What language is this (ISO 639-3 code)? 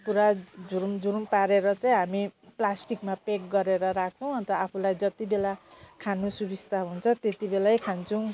nep